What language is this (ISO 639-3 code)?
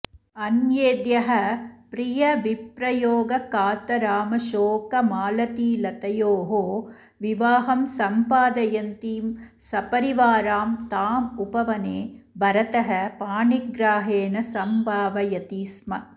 san